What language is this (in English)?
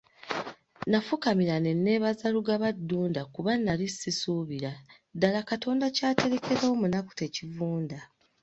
Ganda